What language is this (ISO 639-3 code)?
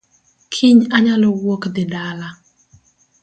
luo